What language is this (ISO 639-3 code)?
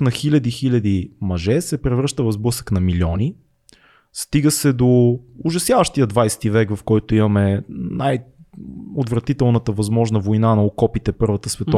bul